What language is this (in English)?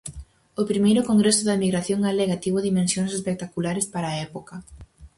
Galician